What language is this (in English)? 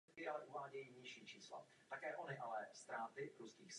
Czech